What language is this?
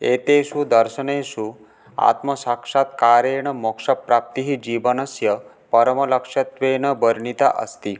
Sanskrit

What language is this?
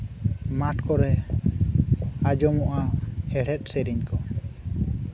Santali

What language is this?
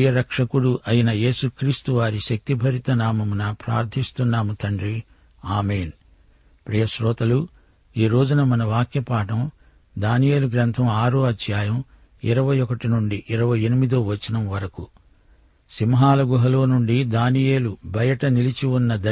Telugu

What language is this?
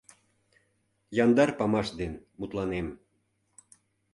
Mari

